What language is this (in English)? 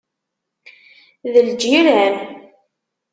Kabyle